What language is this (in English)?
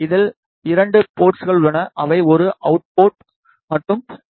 Tamil